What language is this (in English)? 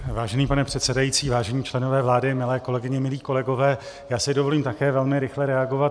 Czech